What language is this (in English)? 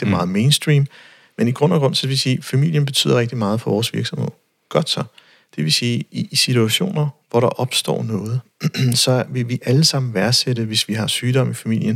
Danish